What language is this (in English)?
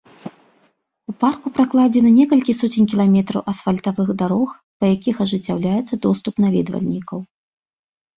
Belarusian